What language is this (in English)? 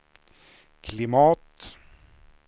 Swedish